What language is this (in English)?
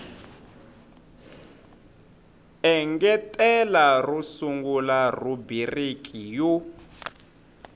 Tsonga